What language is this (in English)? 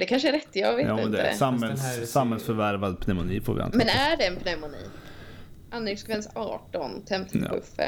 Swedish